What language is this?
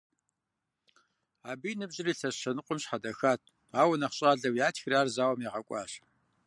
Kabardian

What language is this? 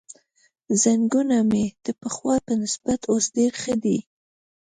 Pashto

